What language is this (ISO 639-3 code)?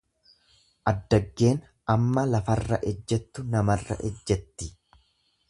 orm